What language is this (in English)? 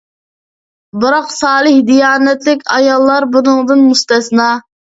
Uyghur